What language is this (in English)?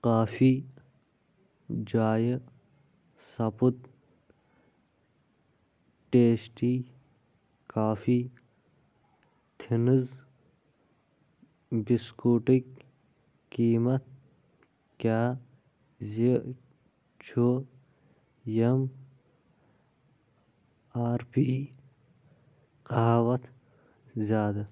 Kashmiri